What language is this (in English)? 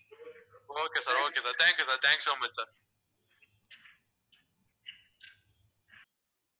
Tamil